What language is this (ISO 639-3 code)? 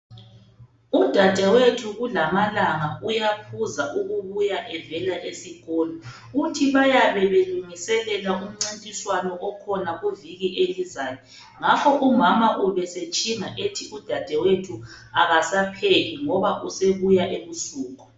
nde